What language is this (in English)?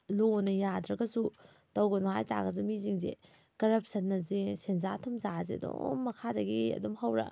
Manipuri